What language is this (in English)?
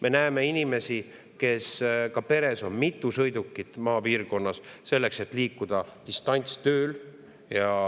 Estonian